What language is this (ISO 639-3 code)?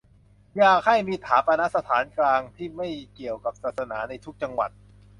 tha